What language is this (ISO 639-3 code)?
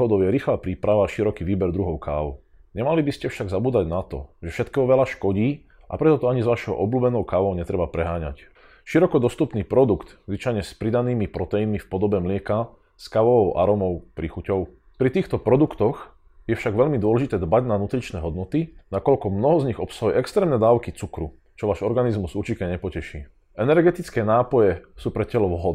slk